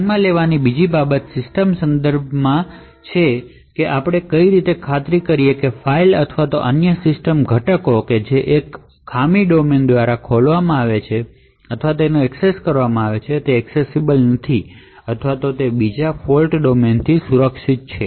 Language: Gujarati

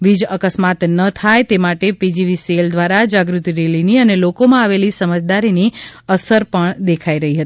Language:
Gujarati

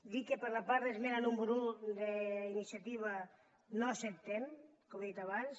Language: Catalan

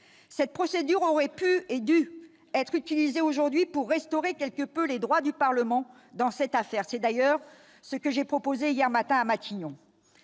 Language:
French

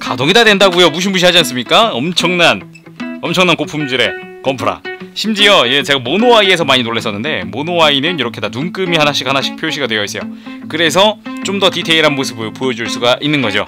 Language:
Korean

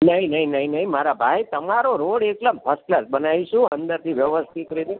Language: Gujarati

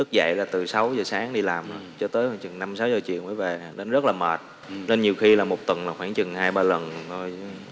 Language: Vietnamese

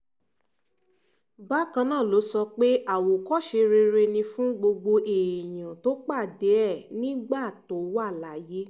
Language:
Yoruba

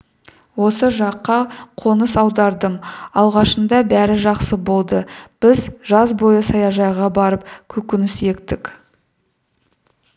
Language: Kazakh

